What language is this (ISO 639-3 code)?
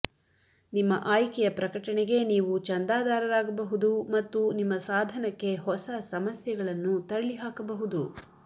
kan